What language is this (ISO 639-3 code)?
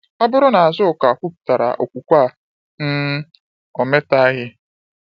ibo